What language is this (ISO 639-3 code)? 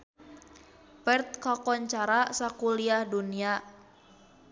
sun